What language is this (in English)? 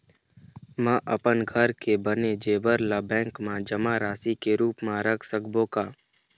Chhattisgarhi